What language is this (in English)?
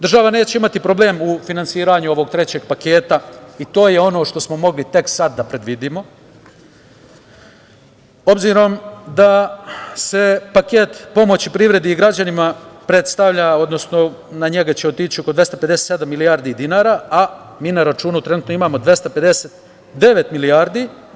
Serbian